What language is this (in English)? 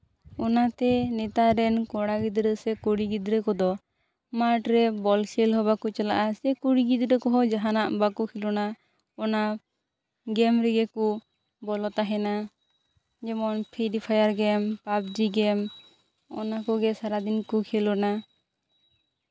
Santali